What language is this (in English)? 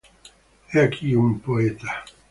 Spanish